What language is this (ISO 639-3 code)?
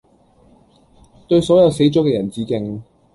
yue